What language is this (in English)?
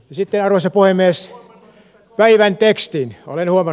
Finnish